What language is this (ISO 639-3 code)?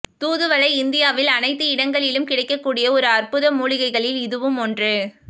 tam